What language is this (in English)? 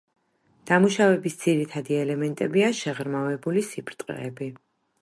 Georgian